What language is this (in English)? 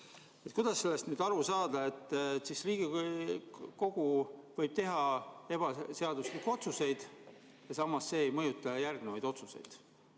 Estonian